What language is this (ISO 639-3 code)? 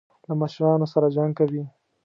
pus